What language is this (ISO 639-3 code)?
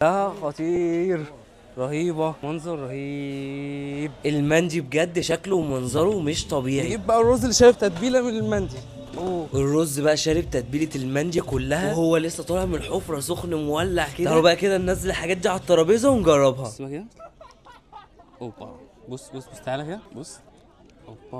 ara